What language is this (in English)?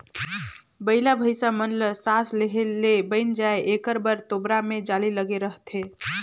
Chhattisgarhi